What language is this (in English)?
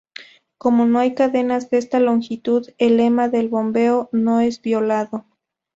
Spanish